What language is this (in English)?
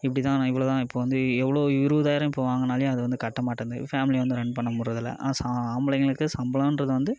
Tamil